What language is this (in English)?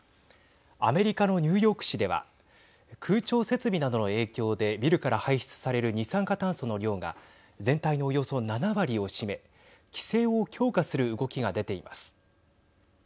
Japanese